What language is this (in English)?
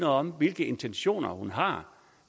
Danish